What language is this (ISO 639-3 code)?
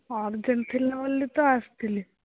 ori